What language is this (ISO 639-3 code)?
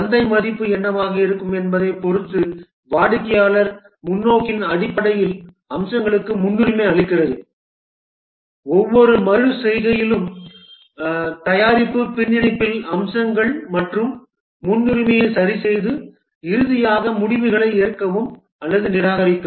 tam